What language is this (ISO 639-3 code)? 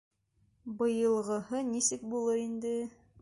bak